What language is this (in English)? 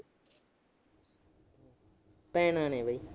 Punjabi